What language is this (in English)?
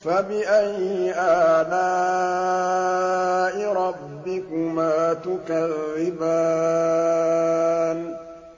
Arabic